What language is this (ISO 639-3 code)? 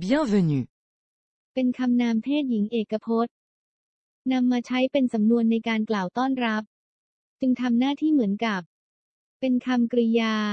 tha